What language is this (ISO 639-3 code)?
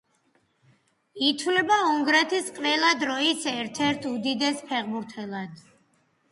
kat